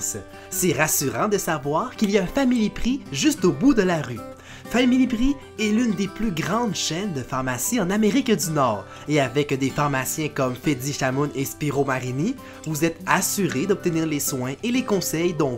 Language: French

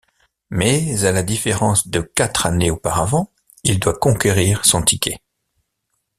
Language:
French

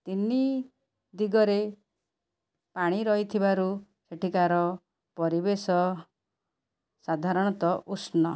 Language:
Odia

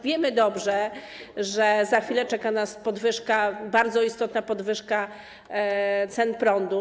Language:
Polish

